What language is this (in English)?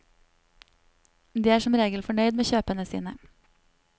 Norwegian